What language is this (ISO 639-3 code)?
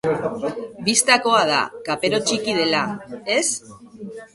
eus